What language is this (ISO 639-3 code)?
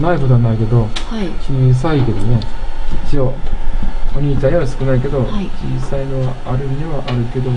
jpn